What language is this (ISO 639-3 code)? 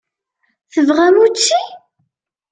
kab